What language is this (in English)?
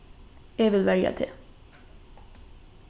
Faroese